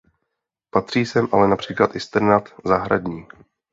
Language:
Czech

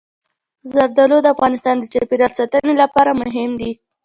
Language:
Pashto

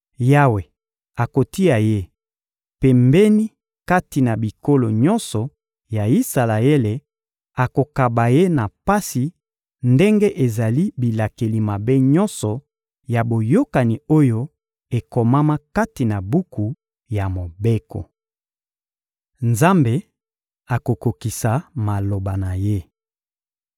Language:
Lingala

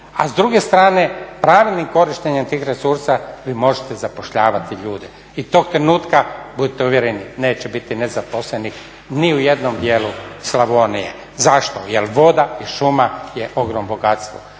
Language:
Croatian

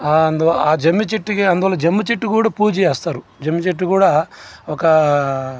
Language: Telugu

